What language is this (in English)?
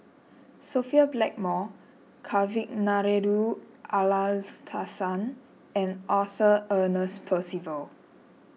English